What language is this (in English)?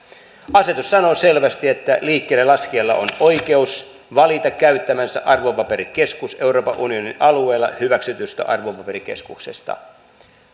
Finnish